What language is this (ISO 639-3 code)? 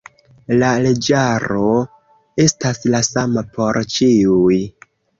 epo